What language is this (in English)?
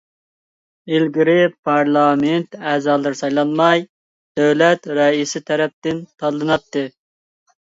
Uyghur